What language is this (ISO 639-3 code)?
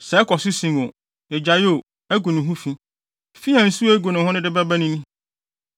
aka